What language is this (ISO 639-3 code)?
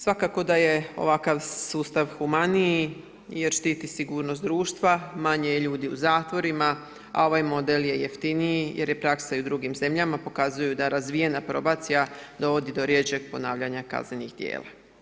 hrv